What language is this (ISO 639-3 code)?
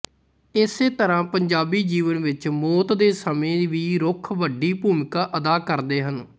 pan